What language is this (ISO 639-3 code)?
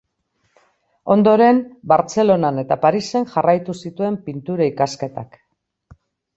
eus